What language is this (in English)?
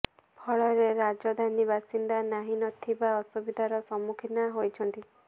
Odia